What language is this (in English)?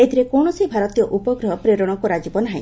Odia